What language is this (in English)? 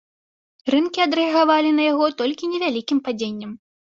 Belarusian